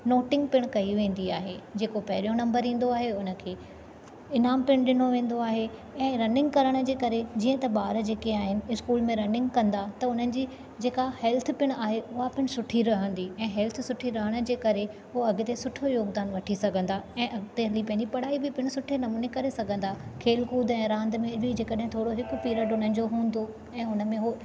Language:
Sindhi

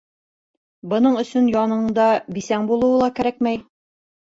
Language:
Bashkir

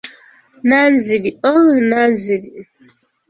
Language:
Ganda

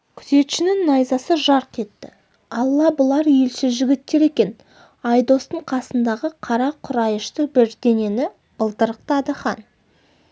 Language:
Kazakh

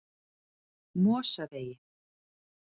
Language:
Icelandic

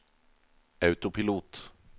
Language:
Norwegian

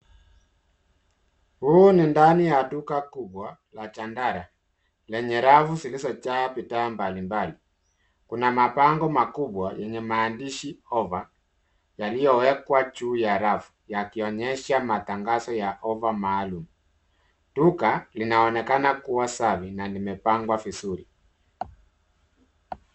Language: Swahili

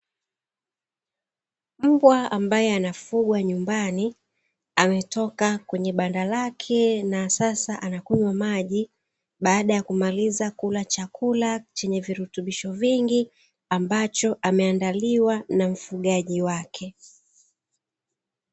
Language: Swahili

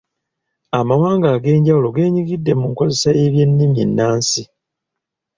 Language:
Ganda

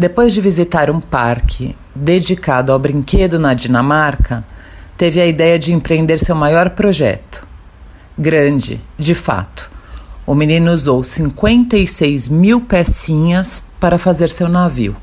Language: Portuguese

